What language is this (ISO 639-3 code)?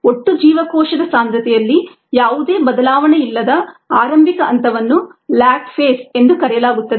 kan